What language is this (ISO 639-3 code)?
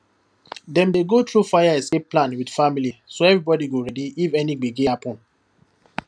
pcm